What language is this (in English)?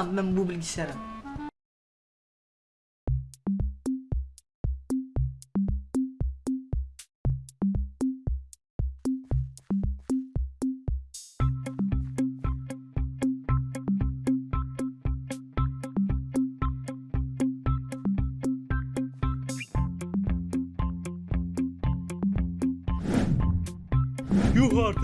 Turkish